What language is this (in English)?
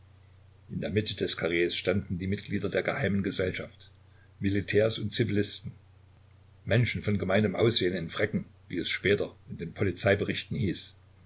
German